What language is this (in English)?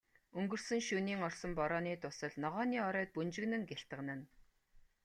Mongolian